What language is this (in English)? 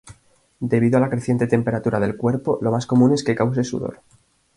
Spanish